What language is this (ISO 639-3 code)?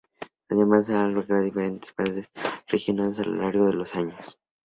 spa